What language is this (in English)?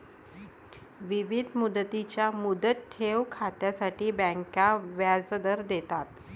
Marathi